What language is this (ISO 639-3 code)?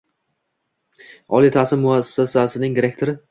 uzb